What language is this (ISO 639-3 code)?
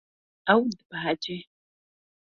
kur